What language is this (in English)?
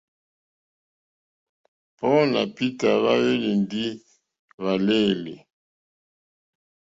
Mokpwe